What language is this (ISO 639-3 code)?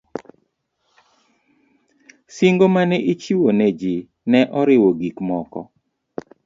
luo